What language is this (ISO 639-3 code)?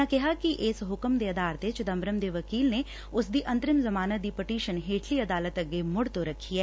pan